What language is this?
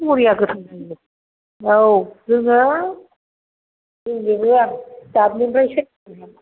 Bodo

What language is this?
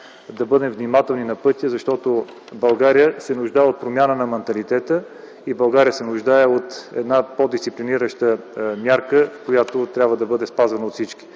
Bulgarian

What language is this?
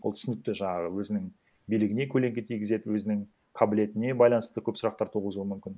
Kazakh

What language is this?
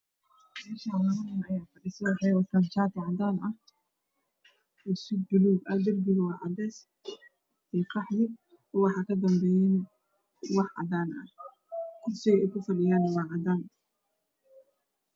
Somali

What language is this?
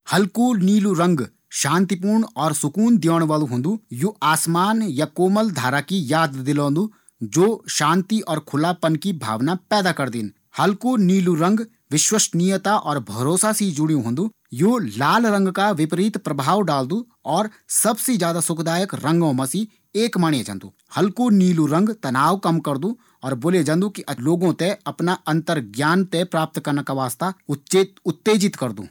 Garhwali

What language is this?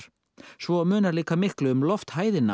Icelandic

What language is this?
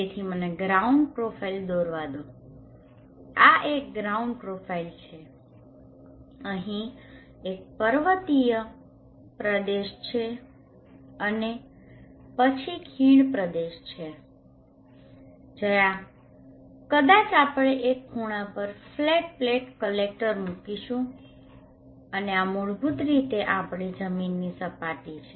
Gujarati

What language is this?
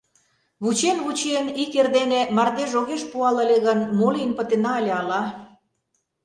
Mari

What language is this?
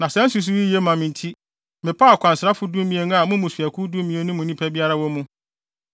Akan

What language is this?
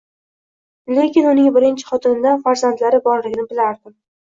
Uzbek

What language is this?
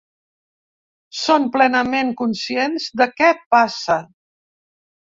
Catalan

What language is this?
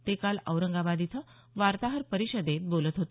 Marathi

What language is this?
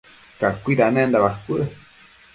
Matsés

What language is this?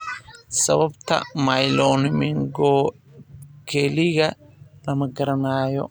Somali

